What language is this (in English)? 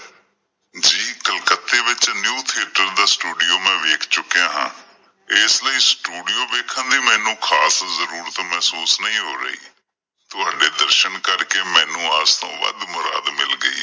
Punjabi